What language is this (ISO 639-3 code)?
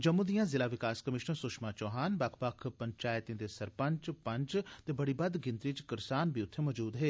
doi